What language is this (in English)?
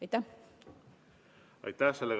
Estonian